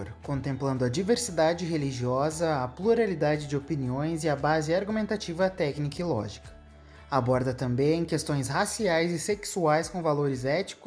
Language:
Portuguese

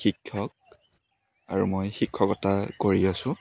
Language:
Assamese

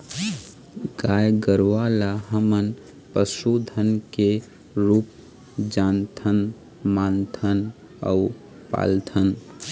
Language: Chhattisgarhi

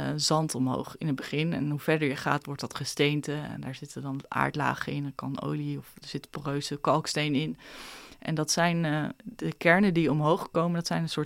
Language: Dutch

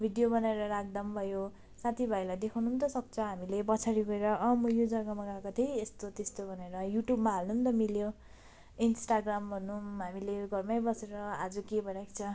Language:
Nepali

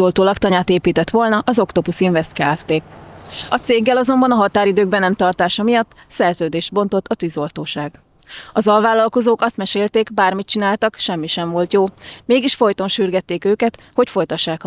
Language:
Hungarian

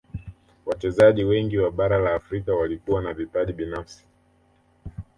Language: Swahili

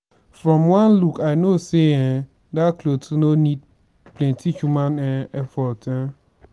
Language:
Nigerian Pidgin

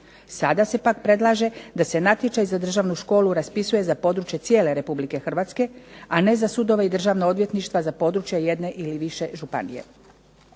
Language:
Croatian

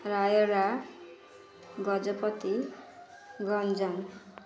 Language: Odia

